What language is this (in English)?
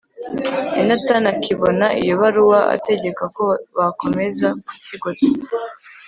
Kinyarwanda